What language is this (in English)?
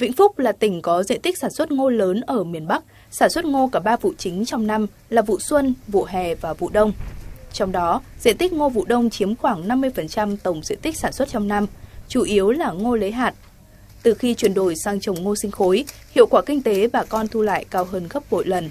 Vietnamese